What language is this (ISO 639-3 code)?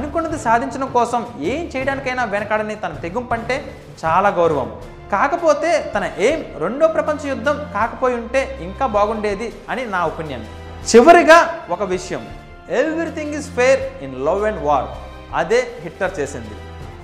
tel